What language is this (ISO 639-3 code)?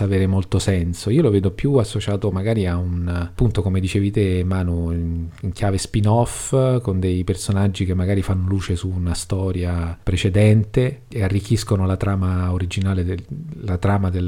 ita